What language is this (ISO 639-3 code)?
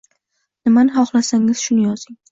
uzb